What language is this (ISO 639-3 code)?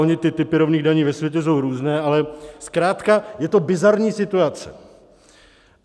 ces